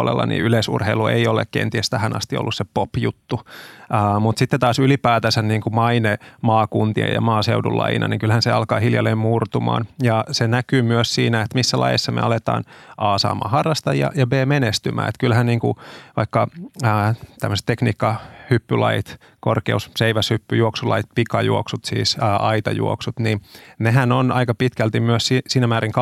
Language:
Finnish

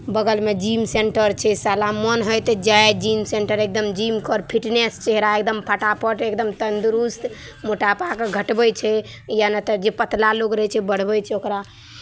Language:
Maithili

